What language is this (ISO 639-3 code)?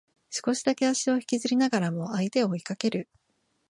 jpn